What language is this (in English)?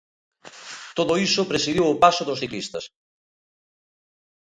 Galician